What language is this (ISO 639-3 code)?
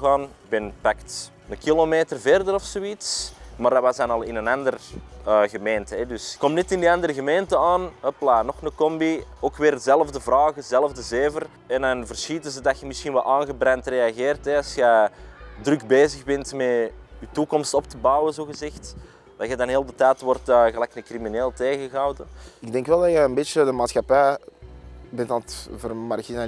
nld